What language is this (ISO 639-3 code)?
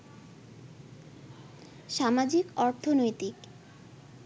ben